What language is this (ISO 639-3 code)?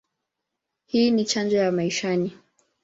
swa